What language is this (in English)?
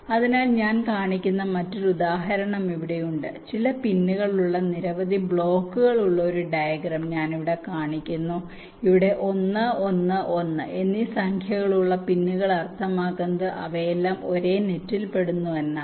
Malayalam